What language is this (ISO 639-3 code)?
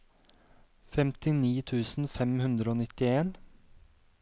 nor